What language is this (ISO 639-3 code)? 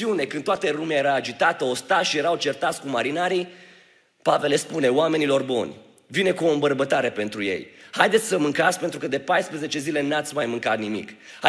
ron